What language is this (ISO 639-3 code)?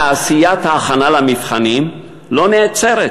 heb